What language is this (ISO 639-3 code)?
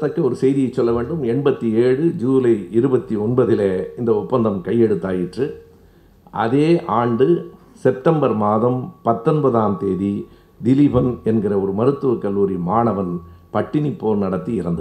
tam